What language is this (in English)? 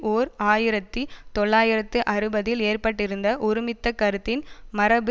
Tamil